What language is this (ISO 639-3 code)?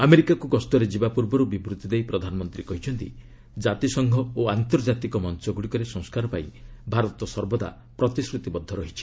ori